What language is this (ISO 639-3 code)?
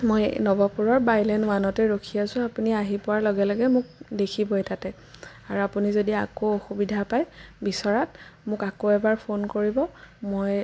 asm